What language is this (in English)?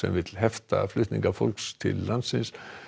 Icelandic